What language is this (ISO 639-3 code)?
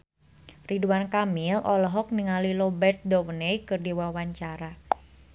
sun